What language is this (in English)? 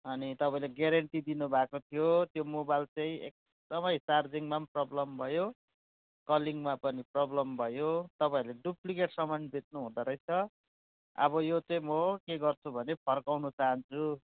Nepali